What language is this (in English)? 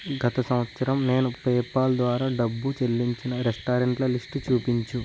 Telugu